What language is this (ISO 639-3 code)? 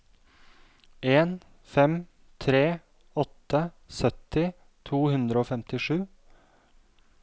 nor